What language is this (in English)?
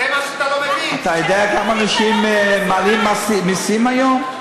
Hebrew